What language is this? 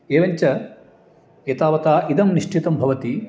Sanskrit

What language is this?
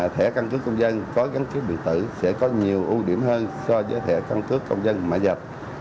Vietnamese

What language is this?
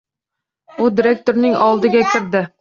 Uzbek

